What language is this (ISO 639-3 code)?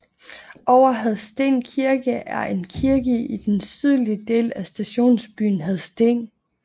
dan